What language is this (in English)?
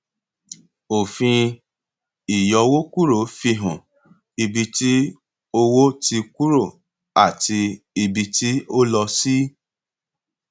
Yoruba